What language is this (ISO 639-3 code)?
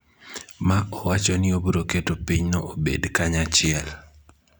luo